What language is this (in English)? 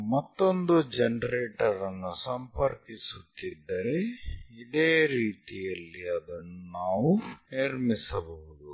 Kannada